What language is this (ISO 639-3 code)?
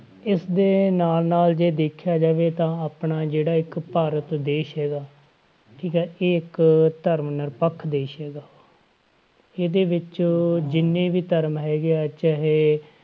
pan